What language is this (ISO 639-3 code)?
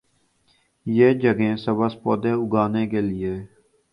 urd